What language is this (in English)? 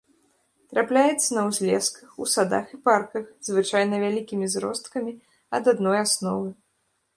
Belarusian